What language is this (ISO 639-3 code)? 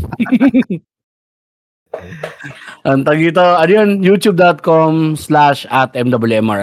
fil